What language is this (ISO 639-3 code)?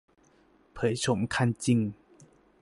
tha